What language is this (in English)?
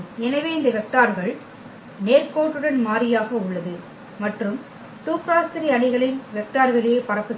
Tamil